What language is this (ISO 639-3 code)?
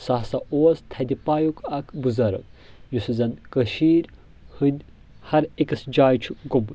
kas